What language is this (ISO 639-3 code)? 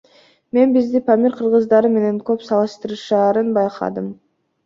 kir